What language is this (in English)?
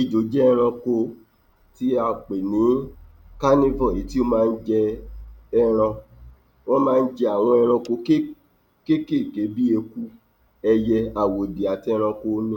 Yoruba